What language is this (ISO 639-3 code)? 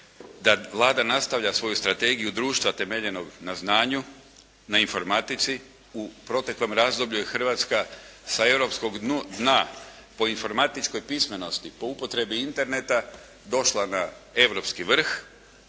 hrv